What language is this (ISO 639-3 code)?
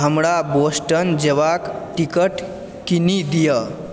mai